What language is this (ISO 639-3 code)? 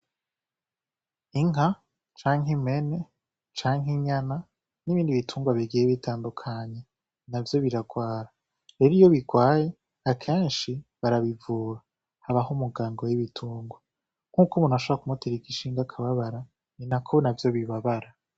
run